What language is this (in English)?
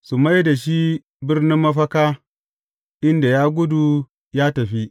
Hausa